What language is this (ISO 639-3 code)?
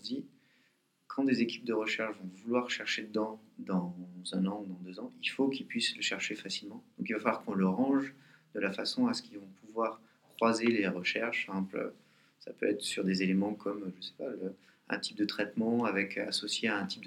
fra